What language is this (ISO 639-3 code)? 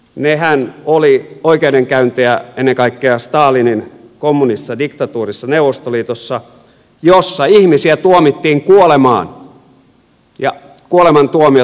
fin